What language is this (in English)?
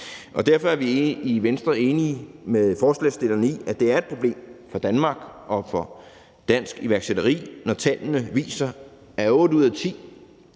Danish